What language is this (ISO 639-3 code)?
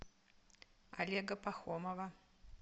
rus